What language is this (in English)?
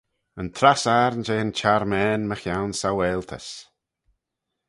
Manx